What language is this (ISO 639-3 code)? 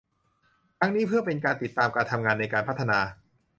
tha